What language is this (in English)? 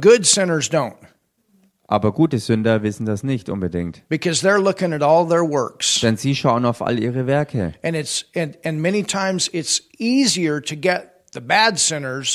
German